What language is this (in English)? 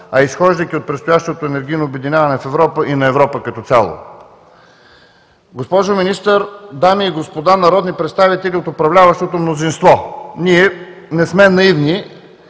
Bulgarian